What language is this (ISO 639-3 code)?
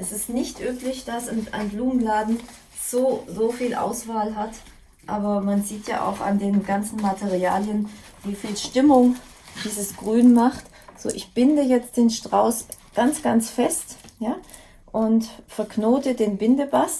deu